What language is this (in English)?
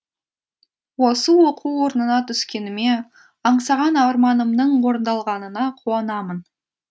Kazakh